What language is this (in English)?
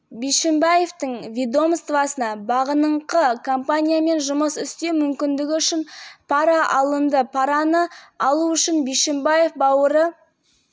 Kazakh